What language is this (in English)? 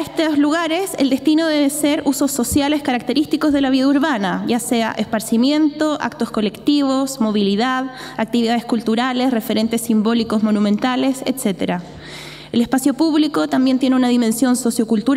Spanish